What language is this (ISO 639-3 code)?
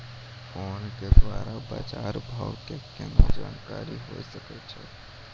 mai